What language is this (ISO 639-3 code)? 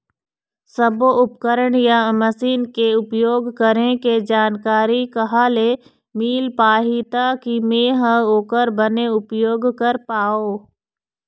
hne